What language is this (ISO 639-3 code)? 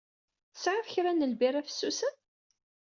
kab